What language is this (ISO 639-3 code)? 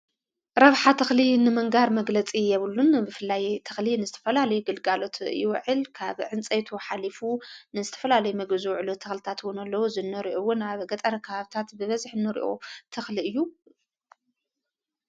tir